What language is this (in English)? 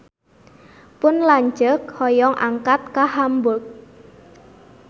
Sundanese